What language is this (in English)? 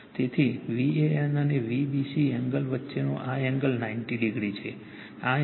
Gujarati